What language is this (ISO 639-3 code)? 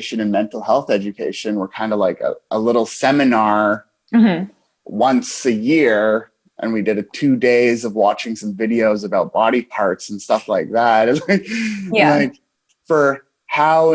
eng